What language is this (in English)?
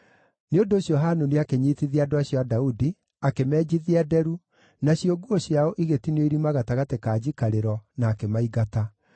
Kikuyu